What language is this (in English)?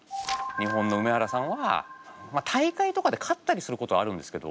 Japanese